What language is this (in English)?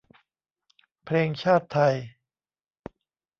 Thai